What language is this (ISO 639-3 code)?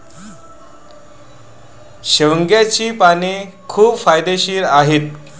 mar